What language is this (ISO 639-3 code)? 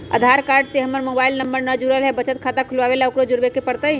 mag